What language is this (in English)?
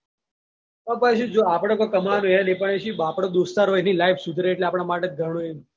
Gujarati